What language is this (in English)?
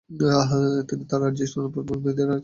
Bangla